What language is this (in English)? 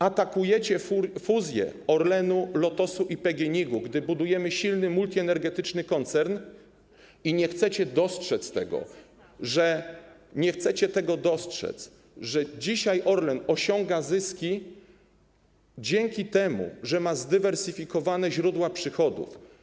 Polish